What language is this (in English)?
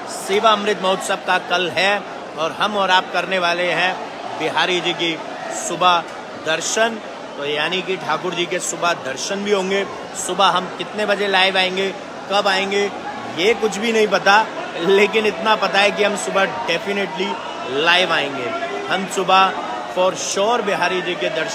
Hindi